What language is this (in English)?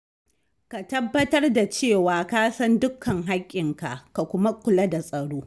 Hausa